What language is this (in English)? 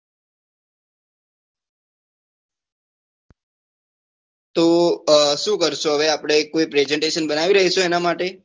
Gujarati